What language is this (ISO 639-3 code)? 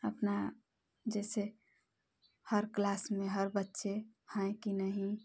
hin